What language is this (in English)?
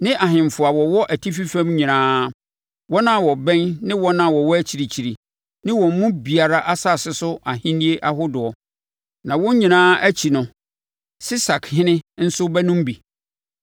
Akan